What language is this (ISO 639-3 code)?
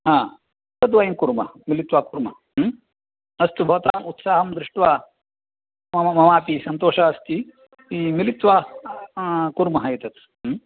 san